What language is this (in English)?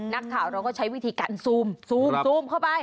Thai